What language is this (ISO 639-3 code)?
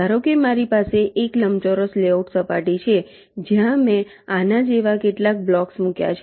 guj